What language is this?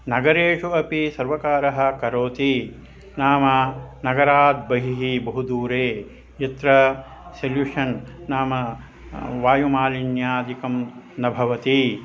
Sanskrit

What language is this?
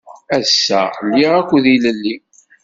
Kabyle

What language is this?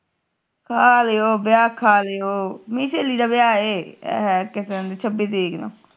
Punjabi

